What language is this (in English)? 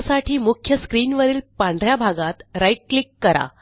Marathi